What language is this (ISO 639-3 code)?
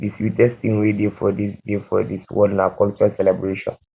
pcm